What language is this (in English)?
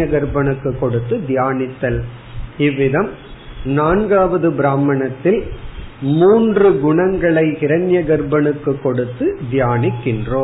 Tamil